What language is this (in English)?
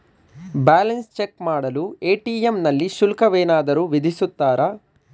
Kannada